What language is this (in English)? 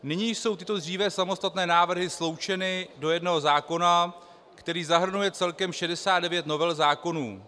Czech